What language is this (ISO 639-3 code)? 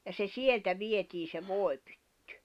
fin